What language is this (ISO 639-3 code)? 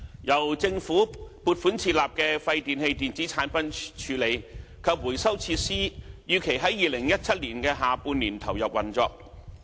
yue